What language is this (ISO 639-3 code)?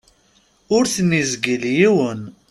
kab